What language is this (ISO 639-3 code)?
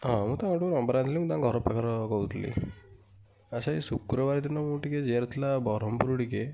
ori